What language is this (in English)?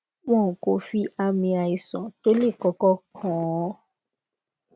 Yoruba